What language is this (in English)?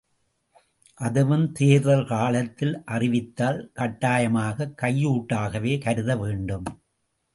Tamil